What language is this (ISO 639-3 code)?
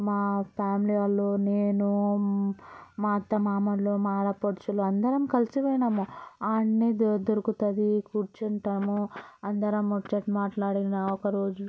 tel